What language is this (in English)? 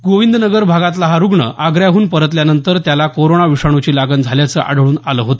Marathi